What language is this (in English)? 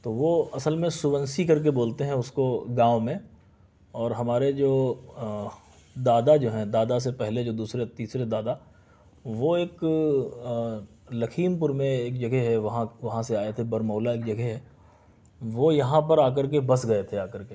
Urdu